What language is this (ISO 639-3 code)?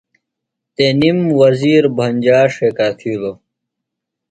phl